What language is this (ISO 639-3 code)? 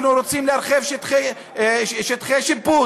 heb